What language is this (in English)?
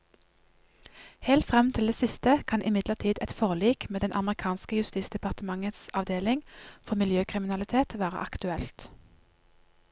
Norwegian